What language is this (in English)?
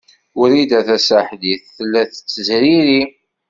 Kabyle